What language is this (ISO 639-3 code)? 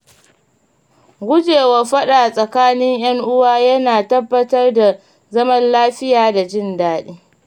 hau